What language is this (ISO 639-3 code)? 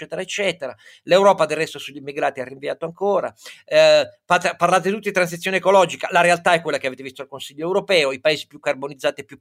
ita